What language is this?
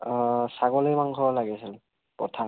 Assamese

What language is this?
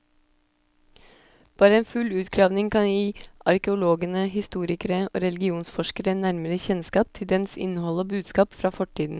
Norwegian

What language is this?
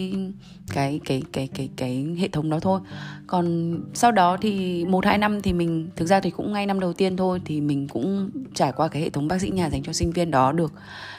Vietnamese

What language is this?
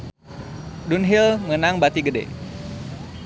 Sundanese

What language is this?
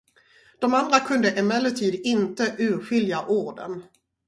Swedish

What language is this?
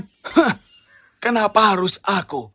Indonesian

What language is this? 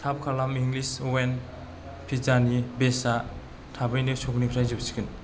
Bodo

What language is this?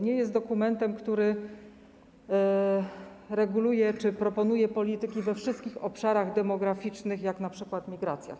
Polish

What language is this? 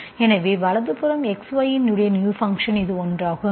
Tamil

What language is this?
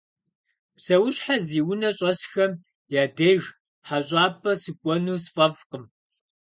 Kabardian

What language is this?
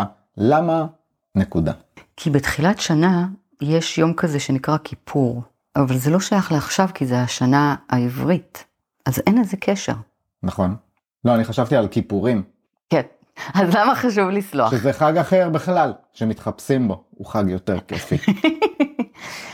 Hebrew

